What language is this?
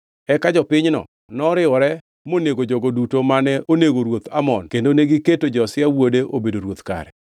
Luo (Kenya and Tanzania)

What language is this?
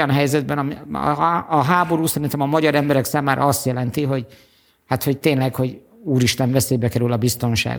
Hungarian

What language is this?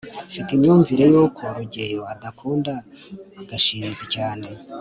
Kinyarwanda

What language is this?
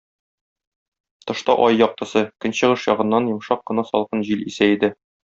Tatar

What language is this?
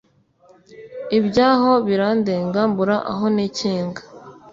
Kinyarwanda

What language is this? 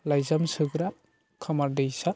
Bodo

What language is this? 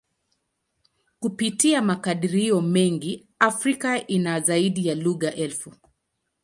Swahili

